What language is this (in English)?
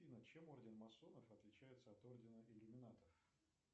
Russian